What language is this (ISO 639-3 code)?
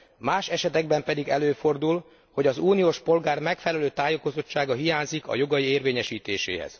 hun